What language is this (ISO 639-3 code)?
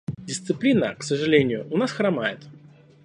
rus